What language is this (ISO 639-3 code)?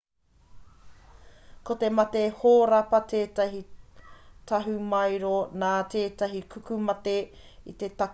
mri